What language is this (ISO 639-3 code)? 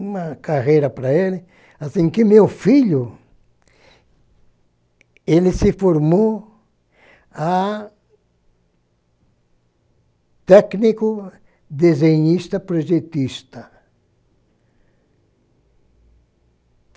por